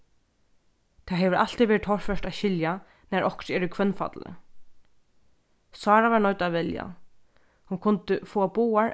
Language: Faroese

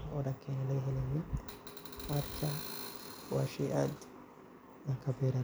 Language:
Somali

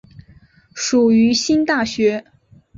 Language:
Chinese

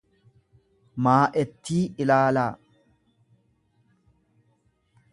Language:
Oromo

